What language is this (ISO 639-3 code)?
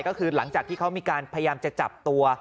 tha